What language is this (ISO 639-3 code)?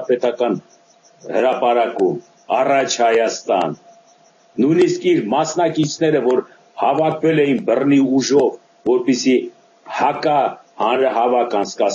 ron